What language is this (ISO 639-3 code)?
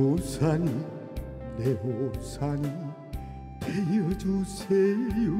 kor